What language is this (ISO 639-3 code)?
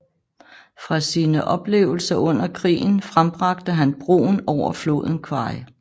dan